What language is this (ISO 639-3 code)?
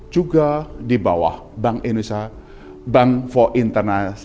ind